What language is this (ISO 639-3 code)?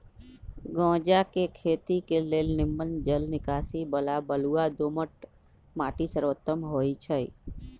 mag